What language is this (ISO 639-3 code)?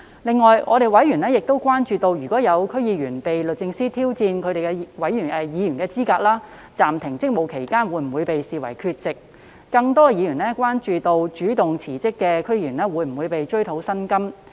yue